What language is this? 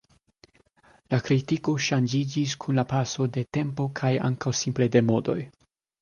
Esperanto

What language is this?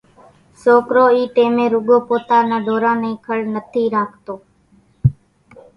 Kachi Koli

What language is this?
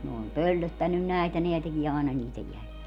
Finnish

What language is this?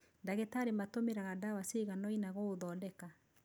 Kikuyu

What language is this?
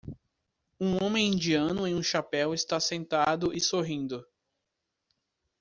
Portuguese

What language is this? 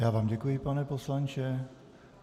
Czech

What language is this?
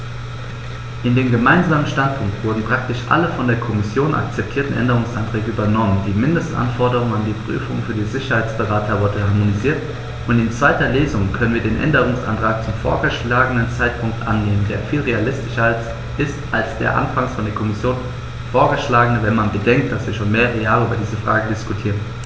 German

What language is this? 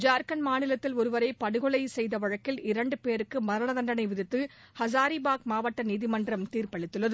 Tamil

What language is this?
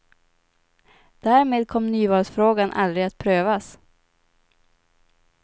Swedish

